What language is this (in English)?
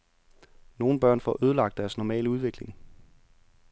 Danish